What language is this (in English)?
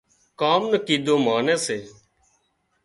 Wadiyara Koli